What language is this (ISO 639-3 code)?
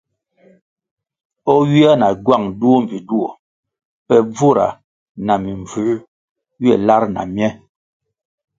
nmg